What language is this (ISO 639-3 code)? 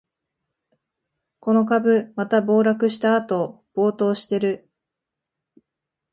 jpn